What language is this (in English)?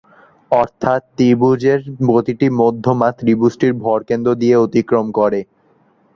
Bangla